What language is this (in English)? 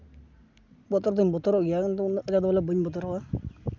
Santali